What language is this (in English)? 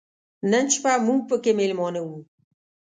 Pashto